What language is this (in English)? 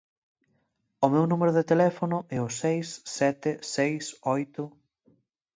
Galician